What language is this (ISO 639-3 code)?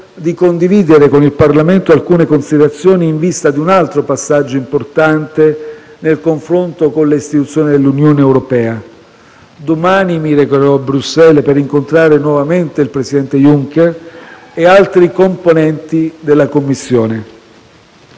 ita